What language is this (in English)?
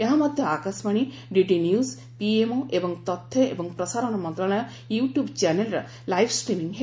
Odia